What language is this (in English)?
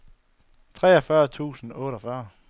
Danish